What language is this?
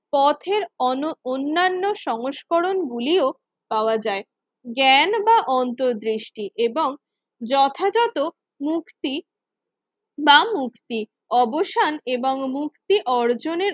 Bangla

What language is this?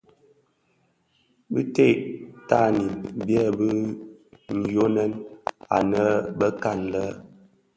Bafia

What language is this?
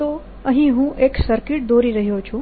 Gujarati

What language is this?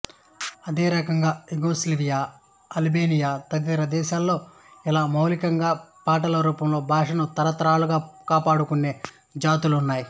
Telugu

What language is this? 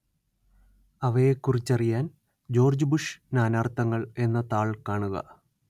Malayalam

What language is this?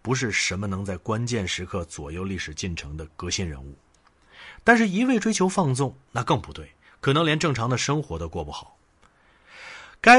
Chinese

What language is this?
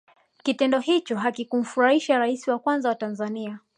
Swahili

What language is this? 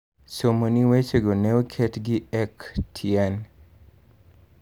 Luo (Kenya and Tanzania)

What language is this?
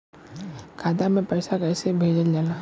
Bhojpuri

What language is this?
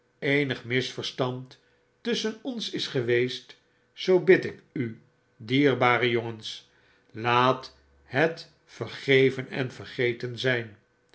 Dutch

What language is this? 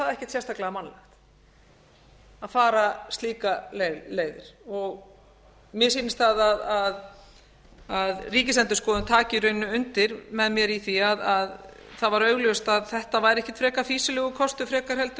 Icelandic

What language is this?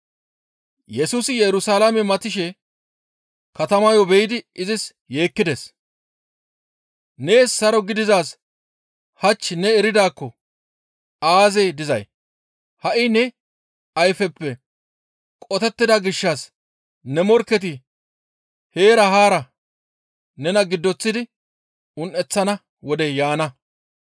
Gamo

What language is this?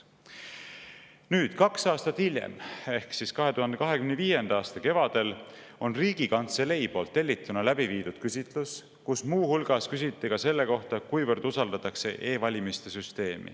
Estonian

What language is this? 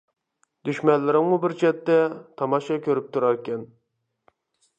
Uyghur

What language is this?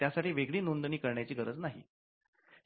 Marathi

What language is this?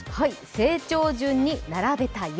Japanese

